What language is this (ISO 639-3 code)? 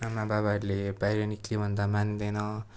nep